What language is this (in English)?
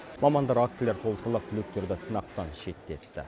Kazakh